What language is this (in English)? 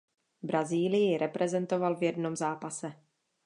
Czech